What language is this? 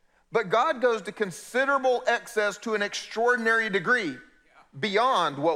English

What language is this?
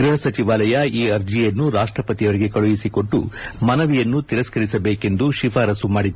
Kannada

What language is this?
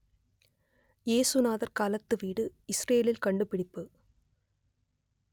Tamil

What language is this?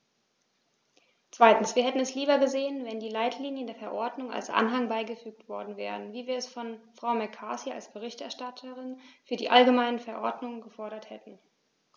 German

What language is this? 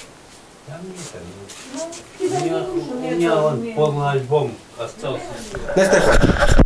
Russian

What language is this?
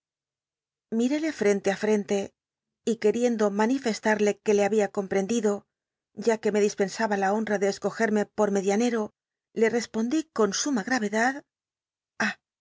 Spanish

